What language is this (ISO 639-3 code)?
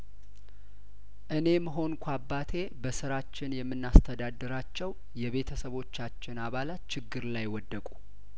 amh